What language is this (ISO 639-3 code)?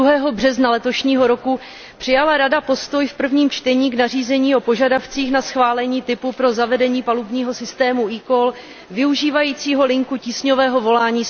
ces